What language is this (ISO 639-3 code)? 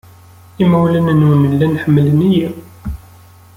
kab